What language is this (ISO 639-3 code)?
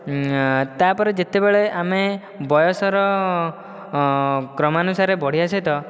ori